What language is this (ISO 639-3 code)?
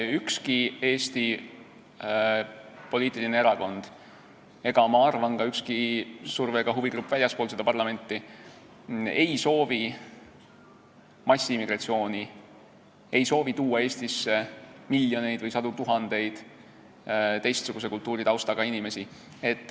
est